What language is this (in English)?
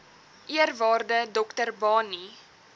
Afrikaans